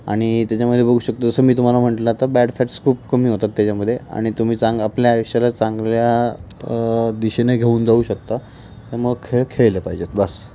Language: Marathi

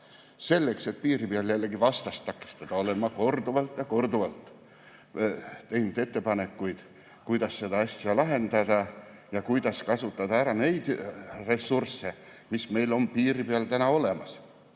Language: Estonian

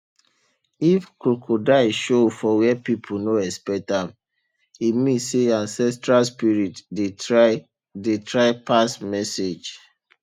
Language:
Nigerian Pidgin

